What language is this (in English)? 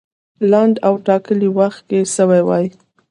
Pashto